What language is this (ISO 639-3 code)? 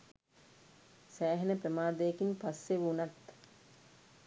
sin